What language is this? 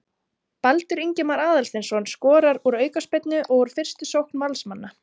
Icelandic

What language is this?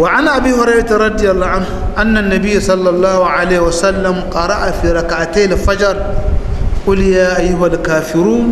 Arabic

